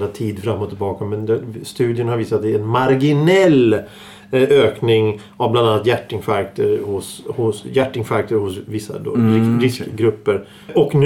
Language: Swedish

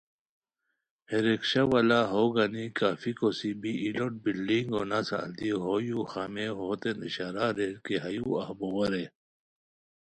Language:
Khowar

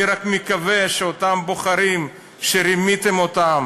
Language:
Hebrew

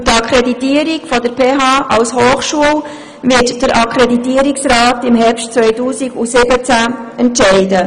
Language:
Swiss German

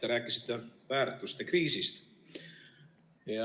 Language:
Estonian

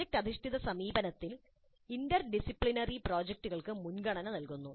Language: Malayalam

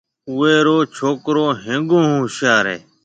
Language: Marwari (Pakistan)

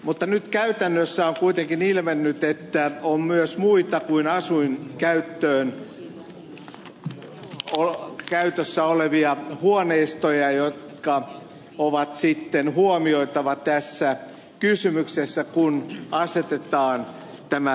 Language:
Finnish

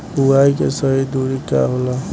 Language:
Bhojpuri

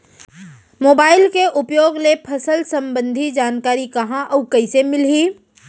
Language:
Chhattisgarhi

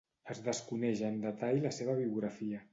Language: Catalan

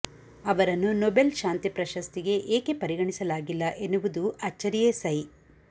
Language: Kannada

